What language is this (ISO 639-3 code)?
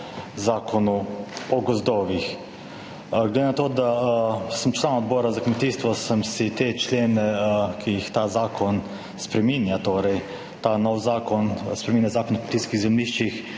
slv